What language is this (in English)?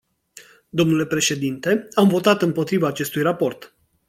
Romanian